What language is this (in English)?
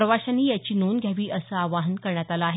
Marathi